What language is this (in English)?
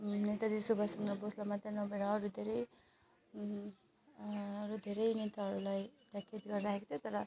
Nepali